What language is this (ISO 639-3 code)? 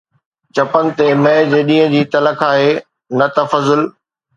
snd